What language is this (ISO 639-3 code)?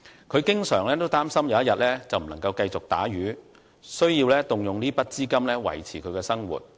yue